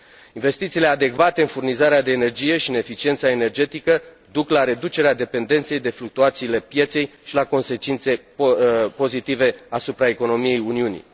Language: Romanian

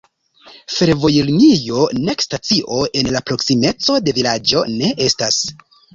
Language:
Esperanto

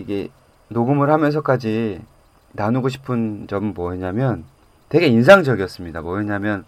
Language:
Korean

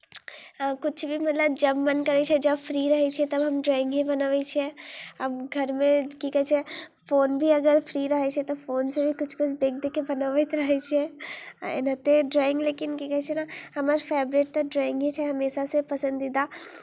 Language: Maithili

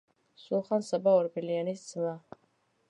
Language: Georgian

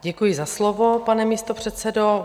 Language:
Czech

